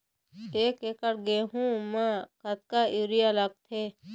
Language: Chhattisgarhi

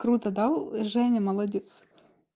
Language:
Russian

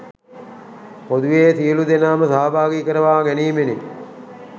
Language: Sinhala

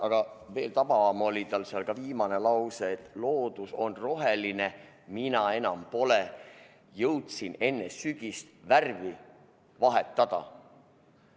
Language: Estonian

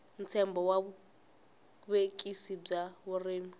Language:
Tsonga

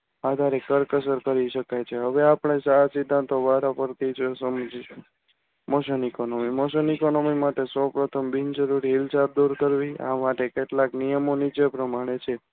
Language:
Gujarati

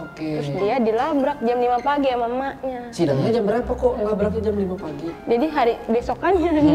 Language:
Indonesian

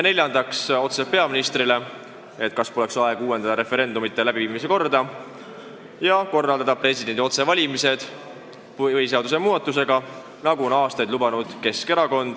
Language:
Estonian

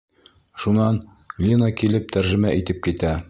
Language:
Bashkir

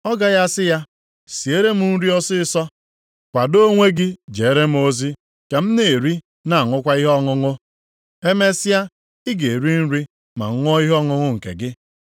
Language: Igbo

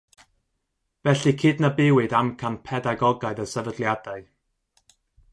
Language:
Welsh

